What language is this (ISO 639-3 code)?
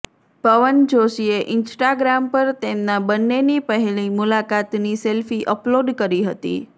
guj